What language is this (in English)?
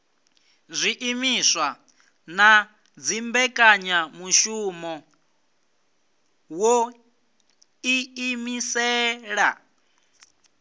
Venda